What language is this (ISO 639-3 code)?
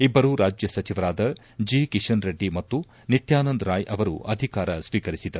kan